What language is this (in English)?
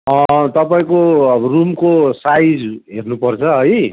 Nepali